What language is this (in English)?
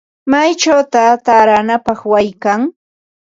Ambo-Pasco Quechua